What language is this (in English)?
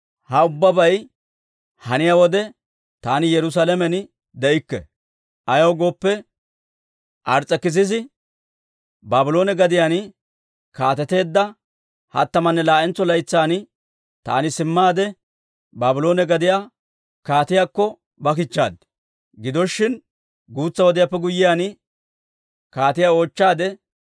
Dawro